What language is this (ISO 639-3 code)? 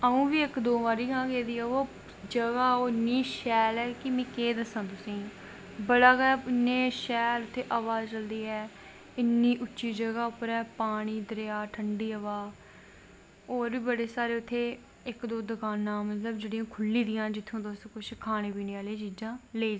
doi